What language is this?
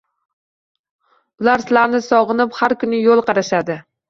Uzbek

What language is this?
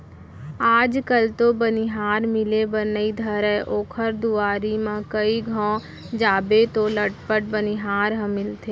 Chhattisgarhi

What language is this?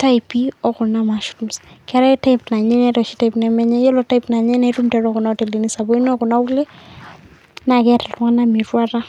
Masai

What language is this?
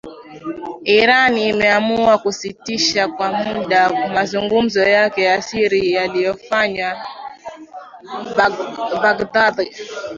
Swahili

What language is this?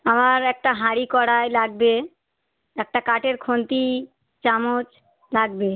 Bangla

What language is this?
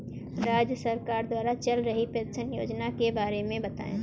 Hindi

